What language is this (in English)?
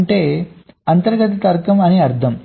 Telugu